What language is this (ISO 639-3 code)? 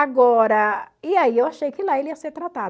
por